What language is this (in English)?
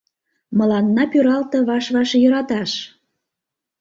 Mari